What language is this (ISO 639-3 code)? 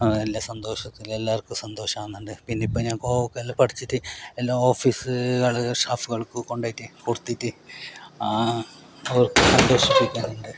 mal